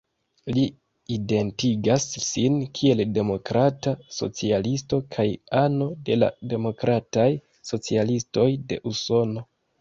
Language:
Esperanto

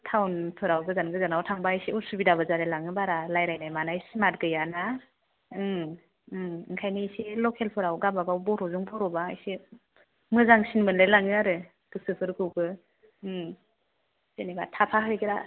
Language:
Bodo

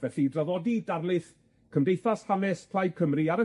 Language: Welsh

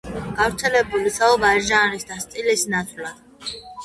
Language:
Georgian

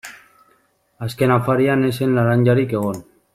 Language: Basque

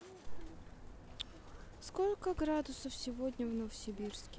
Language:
Russian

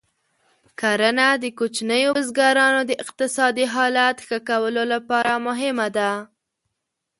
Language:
Pashto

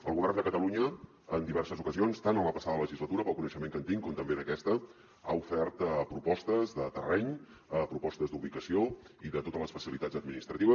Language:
Catalan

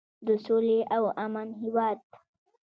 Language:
Pashto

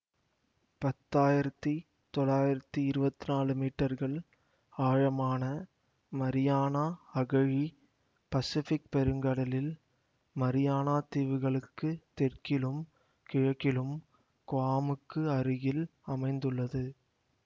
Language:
Tamil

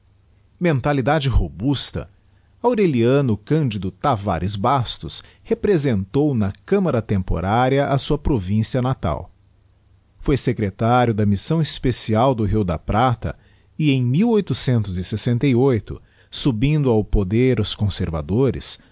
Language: Portuguese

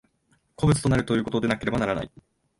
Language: Japanese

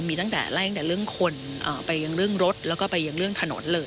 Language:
Thai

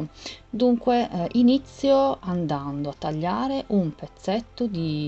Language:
Italian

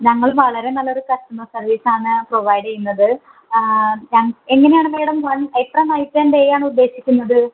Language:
Malayalam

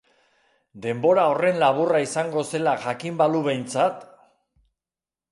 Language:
Basque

